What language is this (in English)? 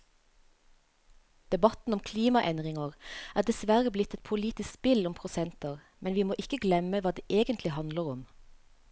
Norwegian